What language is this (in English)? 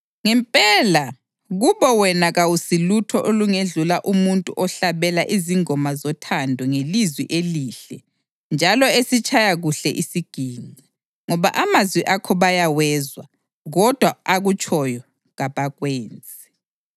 North Ndebele